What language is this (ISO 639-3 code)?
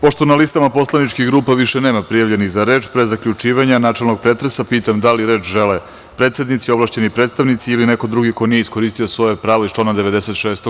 srp